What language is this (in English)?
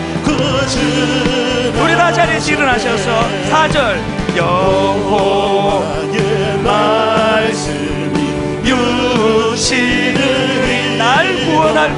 Korean